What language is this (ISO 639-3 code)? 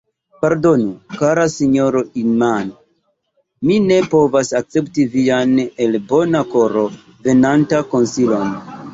epo